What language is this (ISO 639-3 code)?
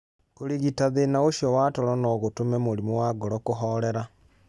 kik